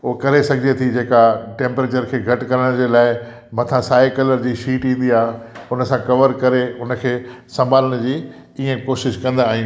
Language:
Sindhi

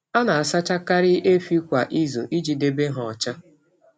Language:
Igbo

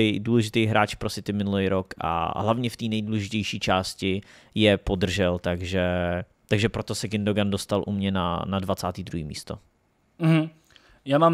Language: Czech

